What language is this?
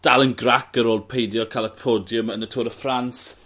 Welsh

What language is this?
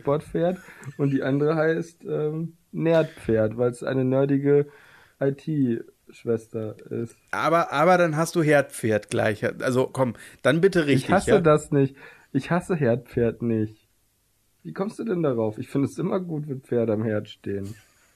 German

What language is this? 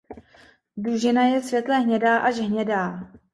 Czech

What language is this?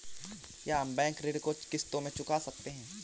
Hindi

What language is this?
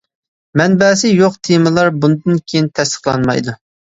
Uyghur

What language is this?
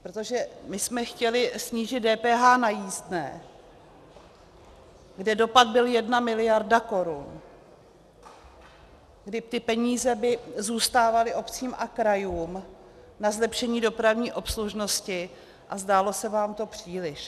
Czech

